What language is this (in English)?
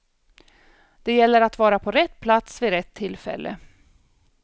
Swedish